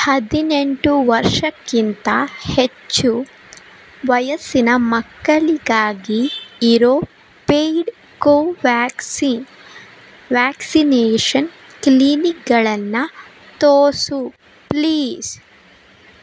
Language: Kannada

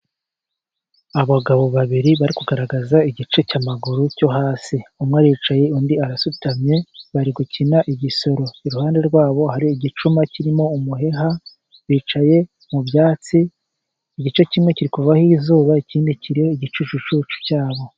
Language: Kinyarwanda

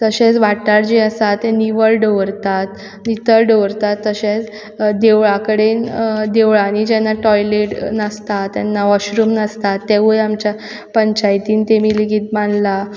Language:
Konkani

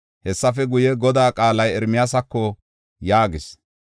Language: Gofa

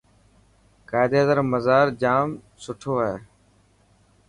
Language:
Dhatki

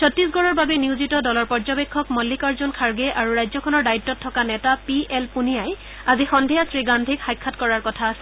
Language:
Assamese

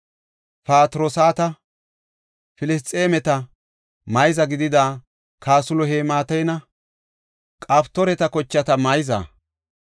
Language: Gofa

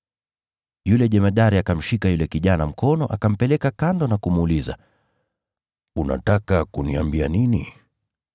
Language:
Swahili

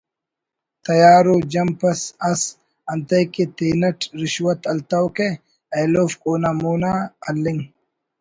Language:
Brahui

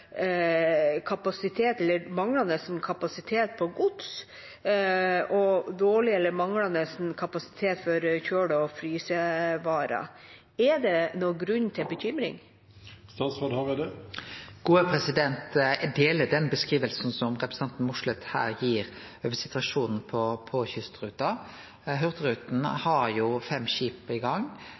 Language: Norwegian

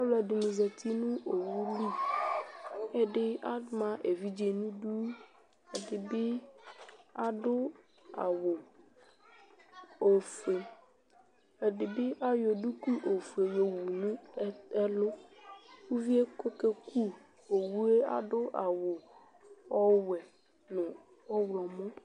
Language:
Ikposo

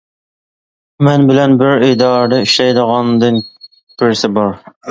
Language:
Uyghur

